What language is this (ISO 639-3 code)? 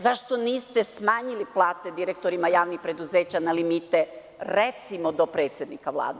srp